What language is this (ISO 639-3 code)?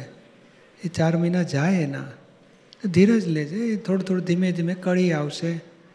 guj